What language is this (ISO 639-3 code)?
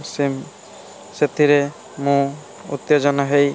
ori